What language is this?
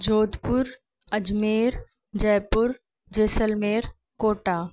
Sindhi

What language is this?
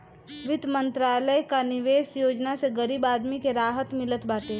Bhojpuri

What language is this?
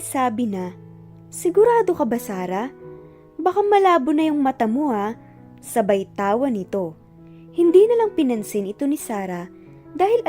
Filipino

